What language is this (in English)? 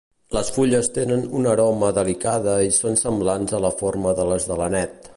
Catalan